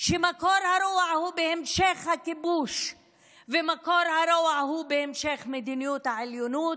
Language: Hebrew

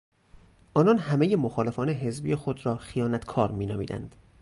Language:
Persian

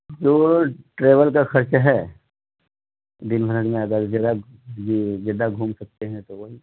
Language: Urdu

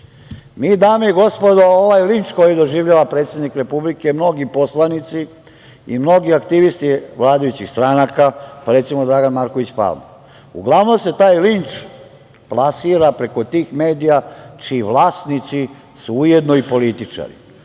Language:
Serbian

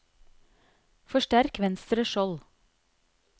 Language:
Norwegian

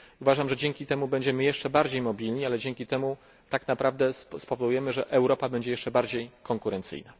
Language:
Polish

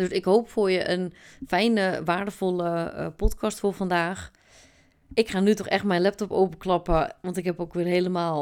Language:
Dutch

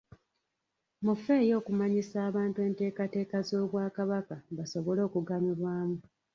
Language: Ganda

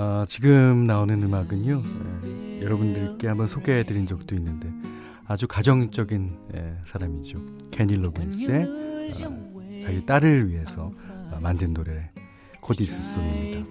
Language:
Korean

